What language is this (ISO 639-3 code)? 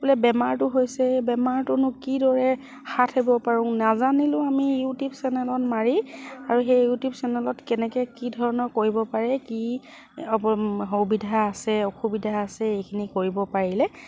asm